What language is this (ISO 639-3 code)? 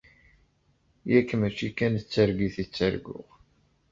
kab